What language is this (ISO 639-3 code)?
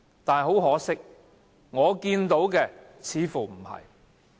yue